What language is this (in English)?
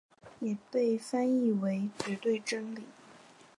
Chinese